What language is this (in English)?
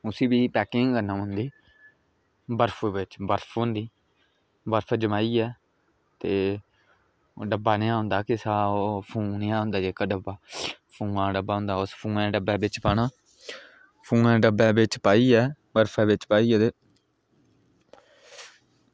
Dogri